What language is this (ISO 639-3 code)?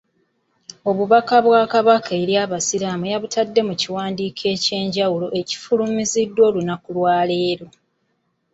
lug